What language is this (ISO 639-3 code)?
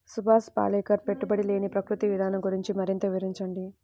tel